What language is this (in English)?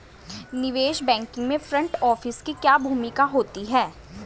Hindi